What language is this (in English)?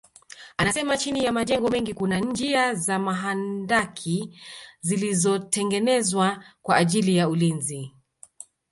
Swahili